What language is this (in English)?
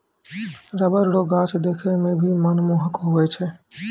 Maithili